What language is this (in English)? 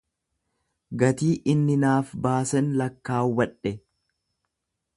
Oromo